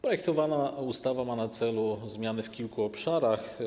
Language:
Polish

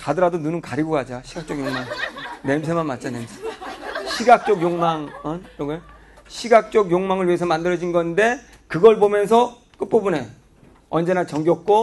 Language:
Korean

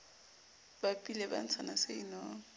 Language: Southern Sotho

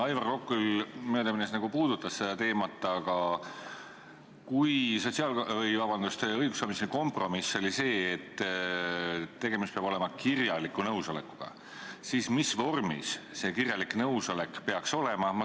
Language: Estonian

